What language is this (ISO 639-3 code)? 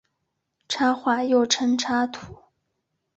zho